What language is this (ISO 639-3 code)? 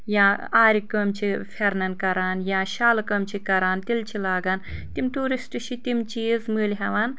kas